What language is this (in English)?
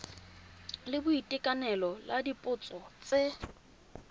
Tswana